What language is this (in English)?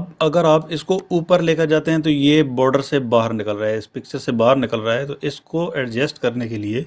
Urdu